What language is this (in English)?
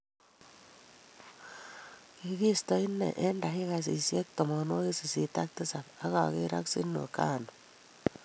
Kalenjin